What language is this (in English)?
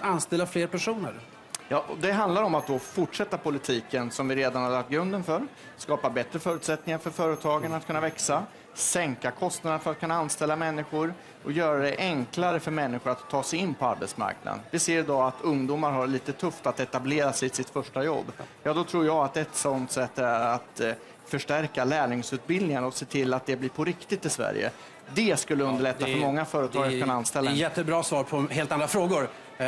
Swedish